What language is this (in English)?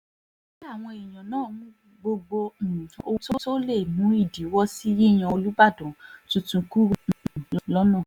Yoruba